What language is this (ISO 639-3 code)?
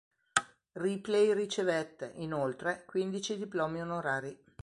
ita